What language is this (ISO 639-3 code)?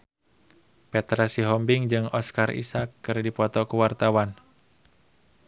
sun